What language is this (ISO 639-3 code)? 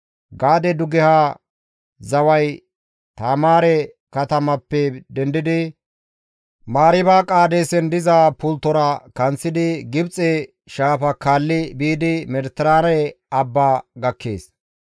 gmv